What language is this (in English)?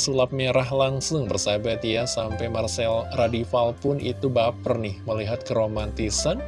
Indonesian